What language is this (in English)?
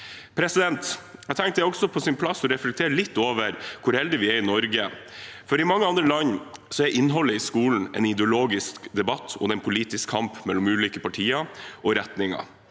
Norwegian